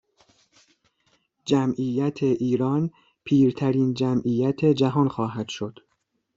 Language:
Persian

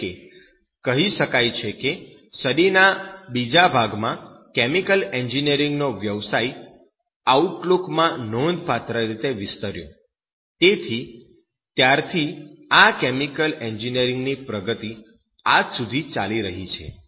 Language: Gujarati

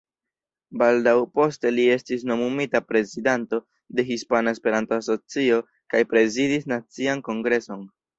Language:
Esperanto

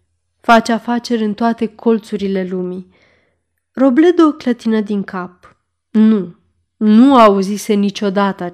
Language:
Romanian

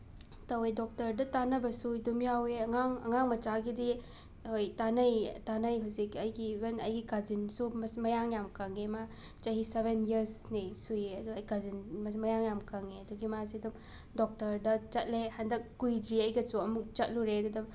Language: Manipuri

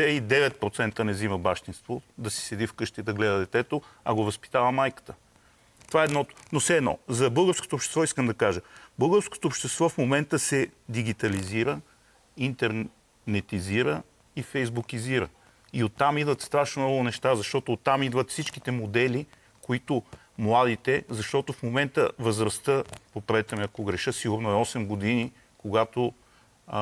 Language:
Bulgarian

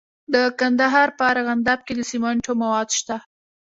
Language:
Pashto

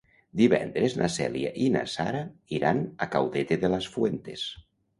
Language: Catalan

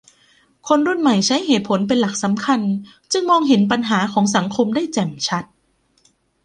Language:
Thai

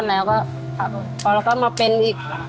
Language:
Thai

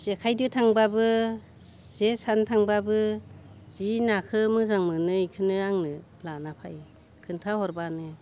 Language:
Bodo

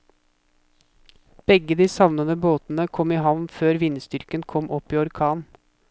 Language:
Norwegian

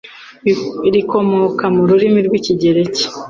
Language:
Kinyarwanda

